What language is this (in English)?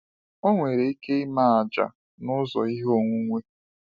Igbo